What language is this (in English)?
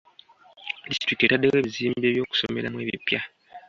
Ganda